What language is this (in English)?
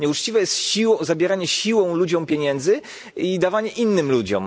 Polish